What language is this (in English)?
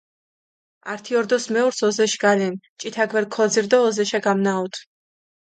Mingrelian